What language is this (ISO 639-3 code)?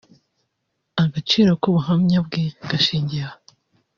kin